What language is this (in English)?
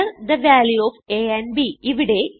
Malayalam